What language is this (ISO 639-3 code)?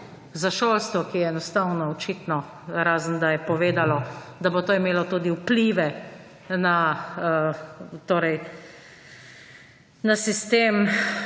slv